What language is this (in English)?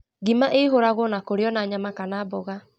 Kikuyu